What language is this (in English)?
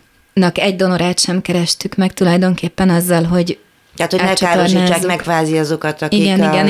Hungarian